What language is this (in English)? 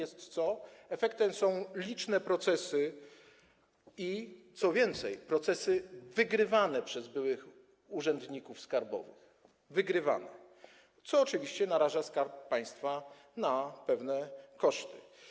Polish